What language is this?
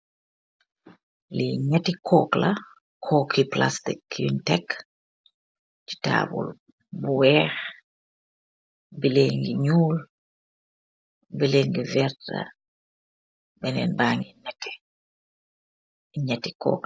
Wolof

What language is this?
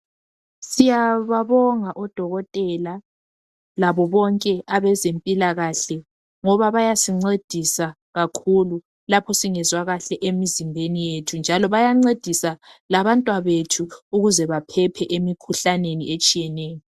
North Ndebele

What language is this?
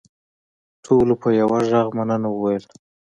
Pashto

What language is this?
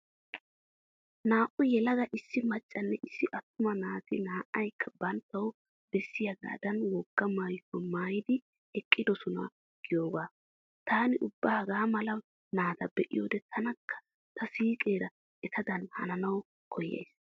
Wolaytta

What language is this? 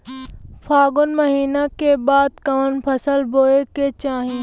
Bhojpuri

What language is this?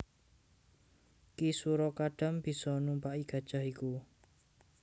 Javanese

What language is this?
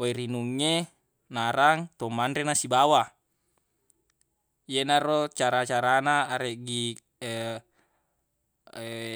Buginese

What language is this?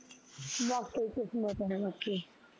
Punjabi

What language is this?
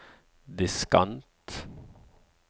Norwegian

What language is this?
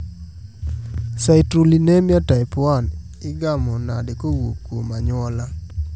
Luo (Kenya and Tanzania)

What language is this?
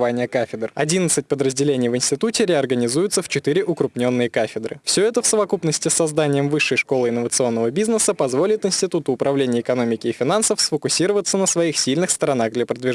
Russian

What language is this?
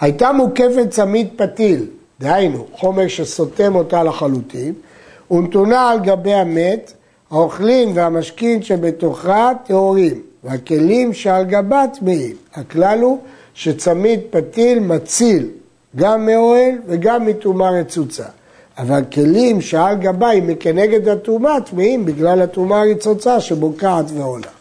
Hebrew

